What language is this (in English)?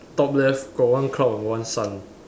English